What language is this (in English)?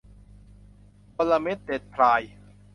Thai